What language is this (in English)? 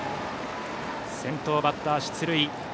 Japanese